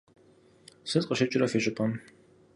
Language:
Kabardian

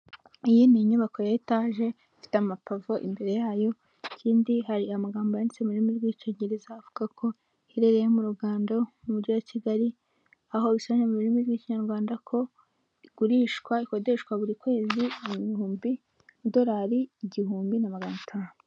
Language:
Kinyarwanda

